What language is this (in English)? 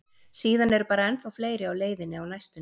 Icelandic